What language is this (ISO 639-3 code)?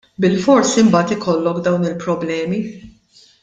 mlt